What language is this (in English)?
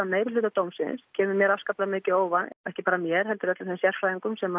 Icelandic